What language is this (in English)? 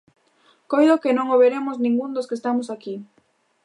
Galician